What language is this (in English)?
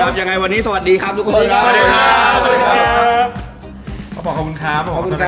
Thai